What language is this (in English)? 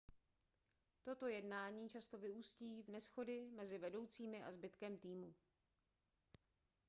Czech